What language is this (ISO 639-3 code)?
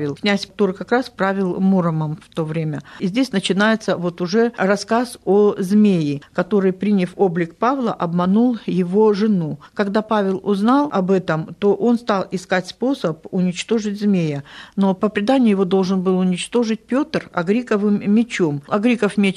rus